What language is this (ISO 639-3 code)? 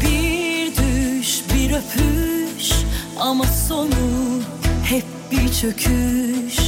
tur